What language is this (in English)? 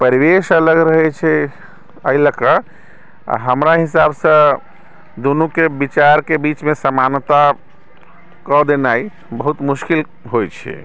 Maithili